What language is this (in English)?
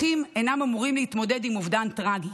Hebrew